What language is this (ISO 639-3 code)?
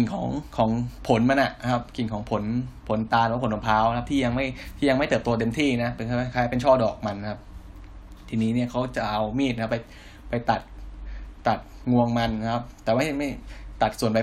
tha